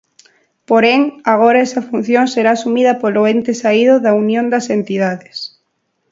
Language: Galician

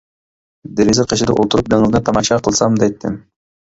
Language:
Uyghur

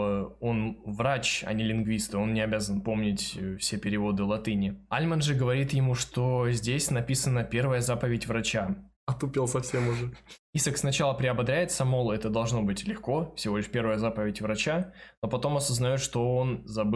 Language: Russian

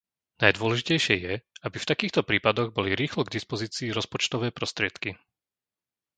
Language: Slovak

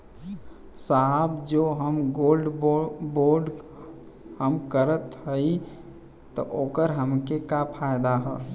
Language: Bhojpuri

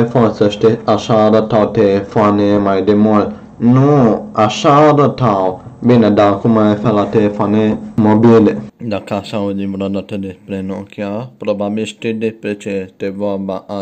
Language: Romanian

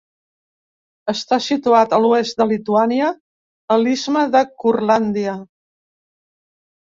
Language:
Catalan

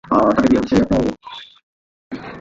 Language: Bangla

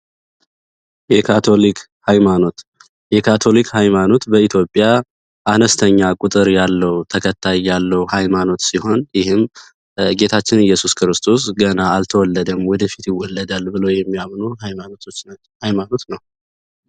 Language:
Amharic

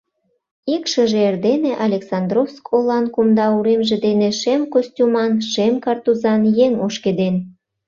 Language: Mari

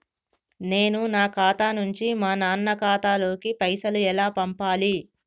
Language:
Telugu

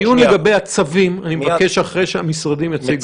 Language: Hebrew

